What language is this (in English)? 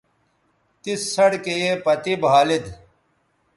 Bateri